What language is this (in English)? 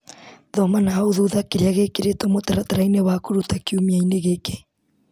Kikuyu